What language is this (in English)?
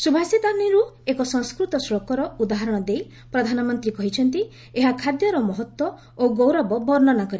Odia